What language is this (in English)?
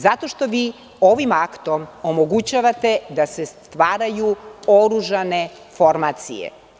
Serbian